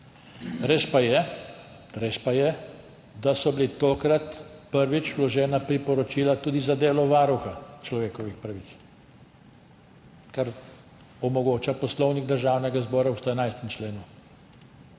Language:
Slovenian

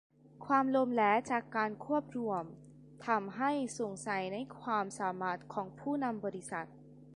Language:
Thai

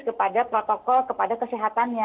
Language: Indonesian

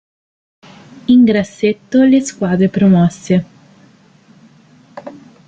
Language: Italian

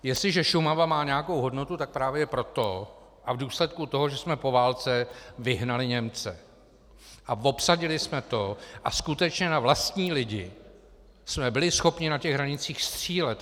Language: Czech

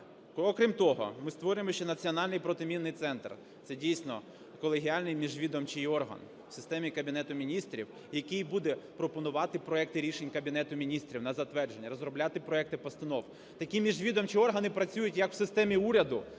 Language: Ukrainian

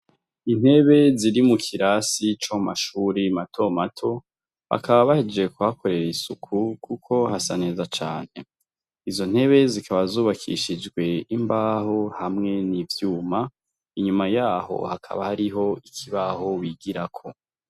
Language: Rundi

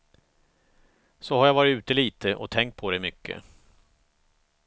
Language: Swedish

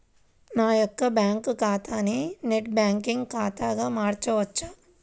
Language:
Telugu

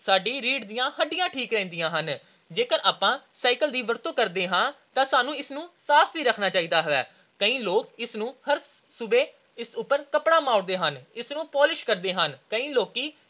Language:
Punjabi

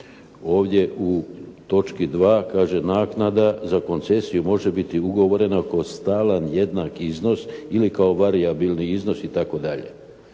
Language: Croatian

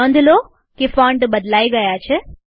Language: Gujarati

